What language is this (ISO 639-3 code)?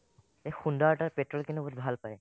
asm